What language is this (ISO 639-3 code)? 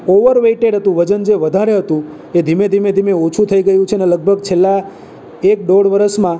guj